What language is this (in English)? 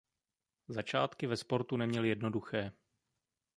Czech